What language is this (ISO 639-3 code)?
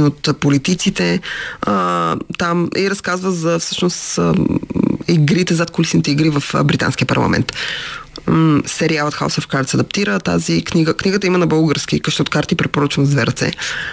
bul